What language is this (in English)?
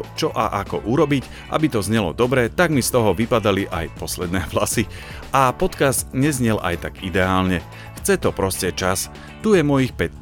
Slovak